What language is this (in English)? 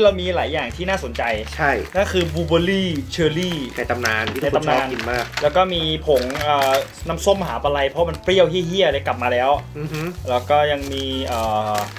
Thai